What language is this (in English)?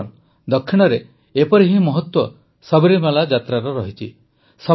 Odia